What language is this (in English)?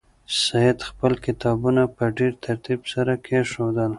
Pashto